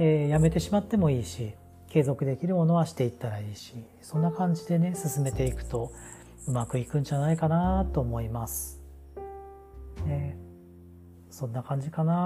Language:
Japanese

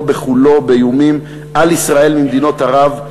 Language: Hebrew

